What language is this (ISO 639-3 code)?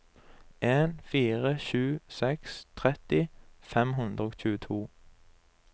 nor